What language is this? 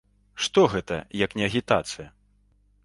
Belarusian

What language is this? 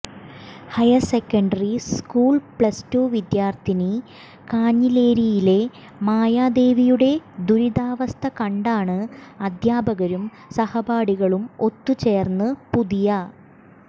Malayalam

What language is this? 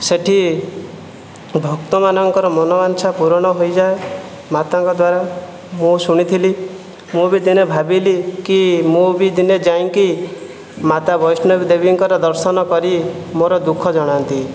Odia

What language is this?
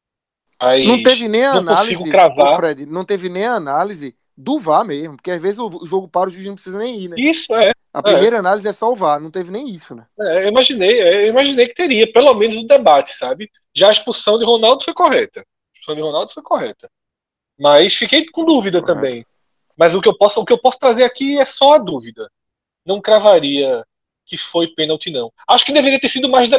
Portuguese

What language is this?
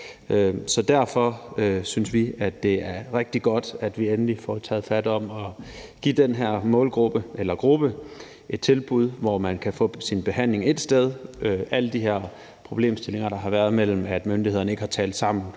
Danish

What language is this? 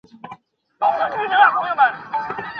Chinese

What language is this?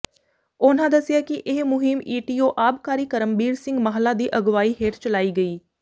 Punjabi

